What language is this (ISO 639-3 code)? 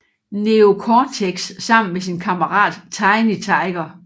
dan